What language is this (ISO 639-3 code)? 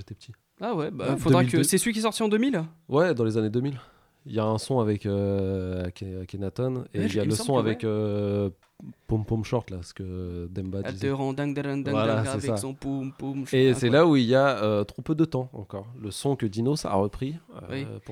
fra